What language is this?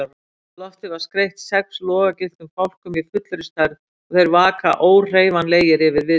Icelandic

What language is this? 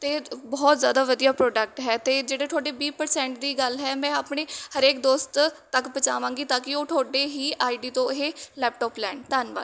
Punjabi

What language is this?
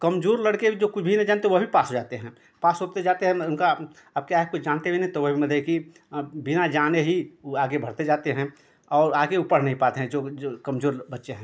Hindi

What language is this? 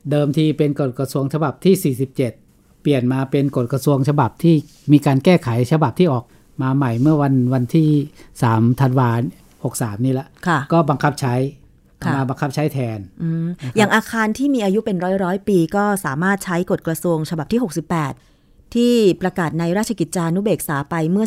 Thai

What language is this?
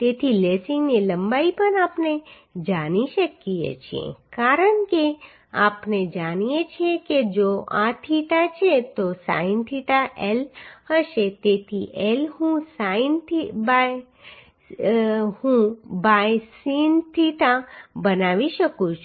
Gujarati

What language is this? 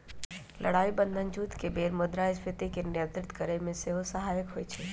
Magahi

